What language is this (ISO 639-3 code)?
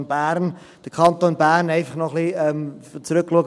gsw